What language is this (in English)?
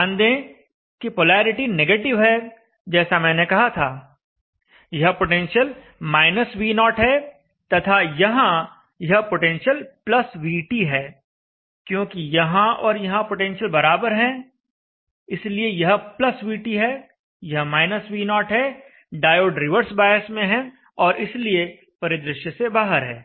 Hindi